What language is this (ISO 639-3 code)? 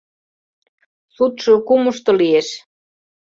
chm